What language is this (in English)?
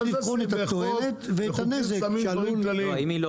Hebrew